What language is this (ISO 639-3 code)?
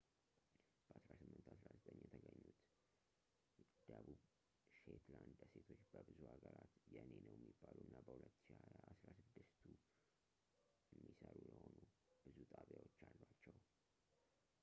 amh